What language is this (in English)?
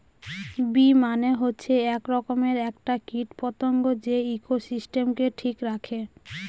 Bangla